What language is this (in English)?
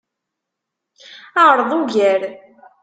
Kabyle